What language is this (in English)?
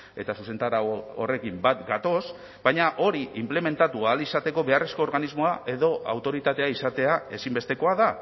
Basque